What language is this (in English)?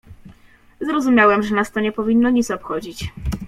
Polish